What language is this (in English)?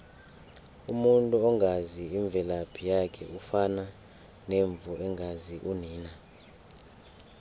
South Ndebele